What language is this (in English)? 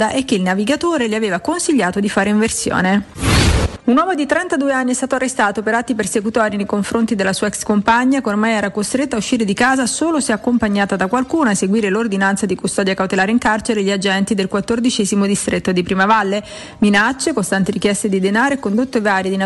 Italian